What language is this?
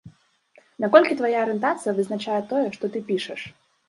Belarusian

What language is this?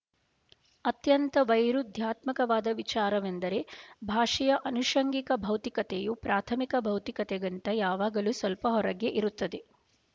Kannada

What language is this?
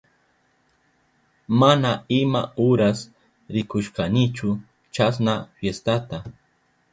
Southern Pastaza Quechua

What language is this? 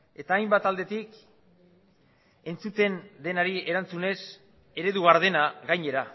Basque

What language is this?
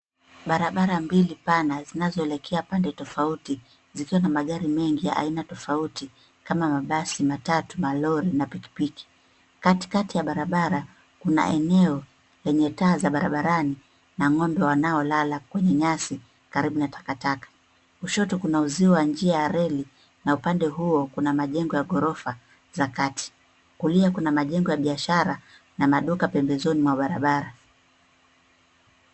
Swahili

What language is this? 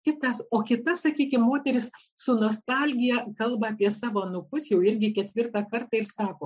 Lithuanian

